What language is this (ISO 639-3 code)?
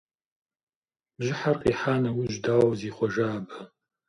kbd